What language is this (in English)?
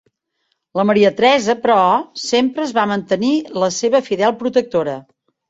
Catalan